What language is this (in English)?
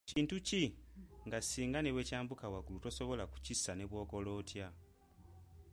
Ganda